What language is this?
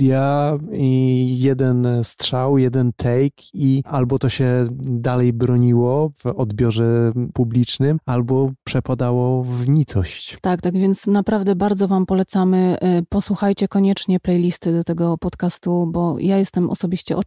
Polish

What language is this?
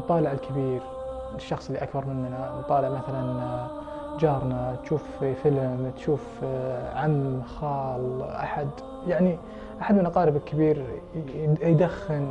Arabic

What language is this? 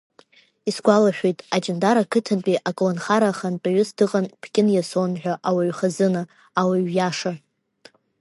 Abkhazian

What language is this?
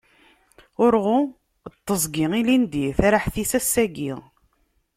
Kabyle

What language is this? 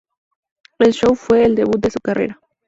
Spanish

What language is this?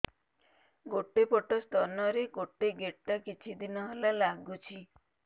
Odia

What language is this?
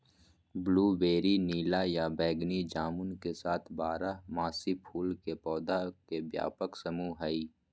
Magahi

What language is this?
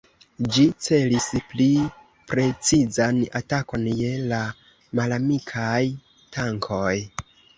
Esperanto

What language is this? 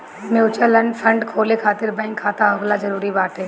Bhojpuri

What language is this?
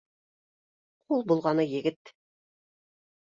Bashkir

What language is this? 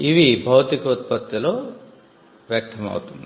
Telugu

